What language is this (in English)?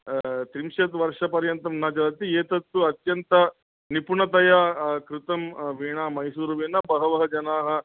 Sanskrit